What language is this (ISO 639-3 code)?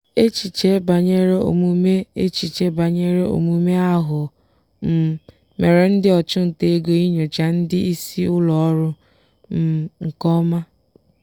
ibo